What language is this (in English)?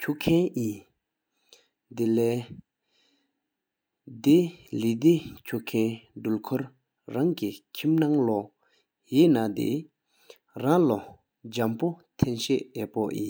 Sikkimese